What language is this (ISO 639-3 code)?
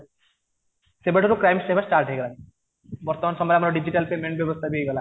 ori